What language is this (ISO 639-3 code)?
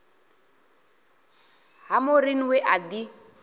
ven